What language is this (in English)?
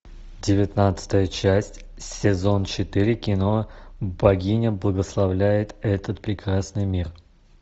Russian